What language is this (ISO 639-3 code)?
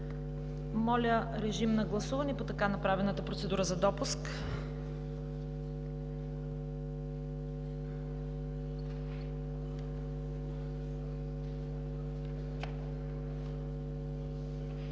bul